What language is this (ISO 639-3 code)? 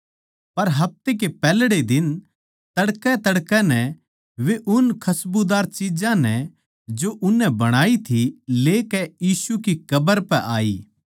bgc